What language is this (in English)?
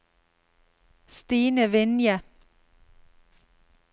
Norwegian